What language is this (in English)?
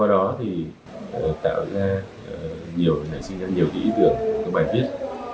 Vietnamese